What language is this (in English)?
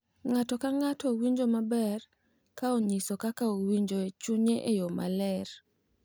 Luo (Kenya and Tanzania)